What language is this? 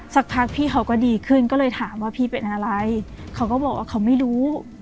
Thai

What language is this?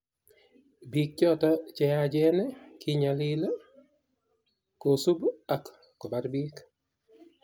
Kalenjin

